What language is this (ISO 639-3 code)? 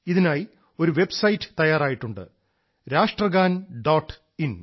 mal